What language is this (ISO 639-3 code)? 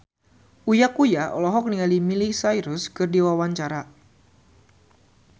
sun